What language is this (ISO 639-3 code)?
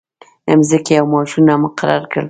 pus